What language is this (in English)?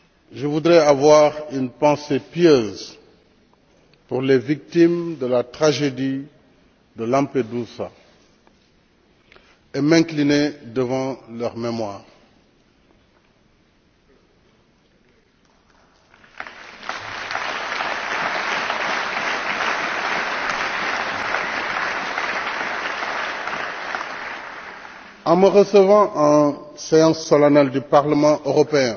French